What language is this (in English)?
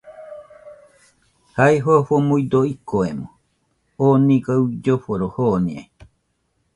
Nüpode Huitoto